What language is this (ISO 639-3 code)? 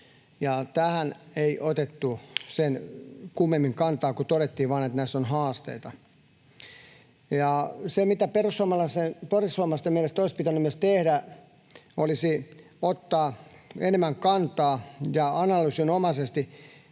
fin